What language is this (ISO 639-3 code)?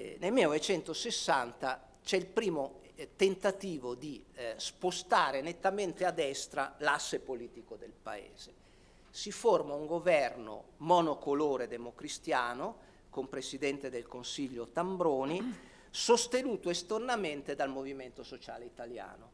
ita